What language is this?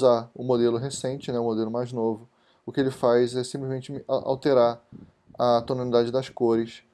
Portuguese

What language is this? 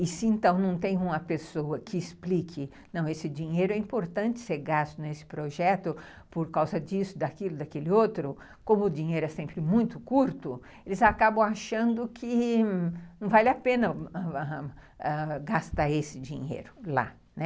Portuguese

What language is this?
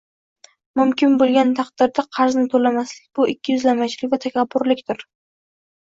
Uzbek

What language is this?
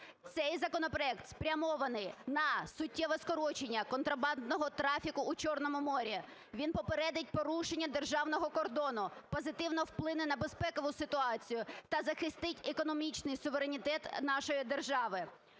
Ukrainian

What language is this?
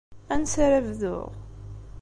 Kabyle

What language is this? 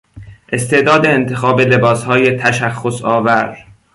Persian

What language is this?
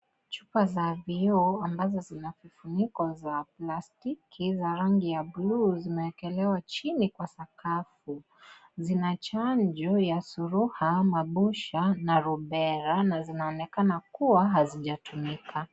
Swahili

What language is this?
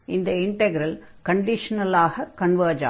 Tamil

